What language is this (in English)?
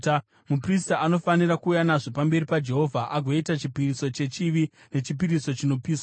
Shona